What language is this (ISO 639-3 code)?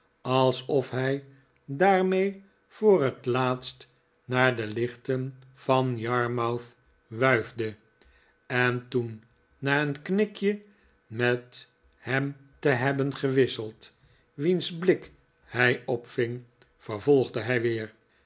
nld